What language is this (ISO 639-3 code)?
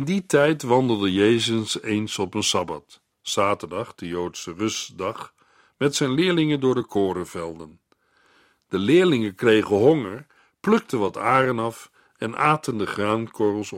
nld